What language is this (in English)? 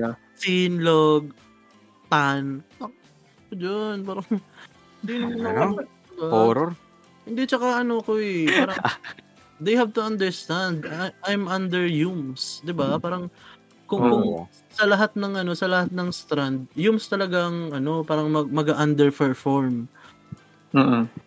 Filipino